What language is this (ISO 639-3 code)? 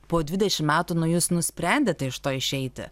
lit